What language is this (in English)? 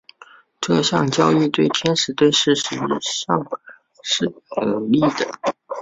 Chinese